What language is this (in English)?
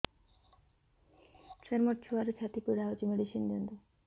Odia